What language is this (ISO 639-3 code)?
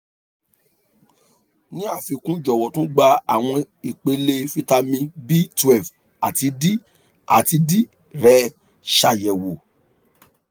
yor